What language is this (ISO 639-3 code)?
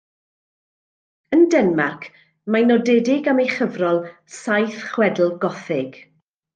cym